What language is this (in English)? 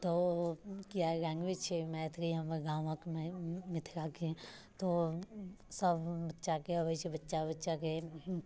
Maithili